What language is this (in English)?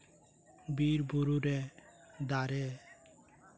Santali